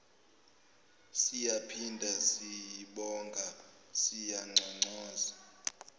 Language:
Zulu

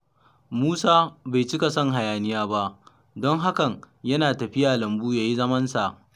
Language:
Hausa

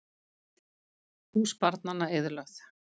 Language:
Icelandic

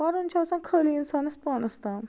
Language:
Kashmiri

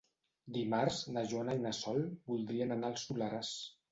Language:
Catalan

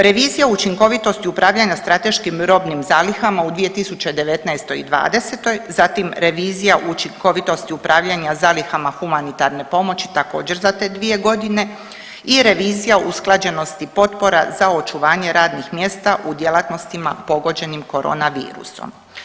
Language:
Croatian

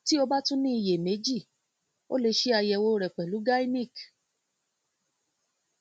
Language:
Yoruba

